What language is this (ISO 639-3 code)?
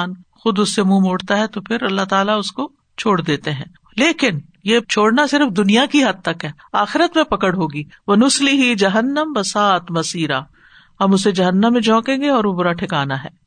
urd